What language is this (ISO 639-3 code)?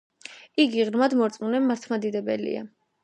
kat